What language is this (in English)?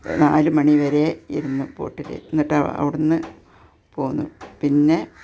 Malayalam